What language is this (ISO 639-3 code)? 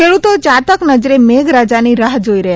guj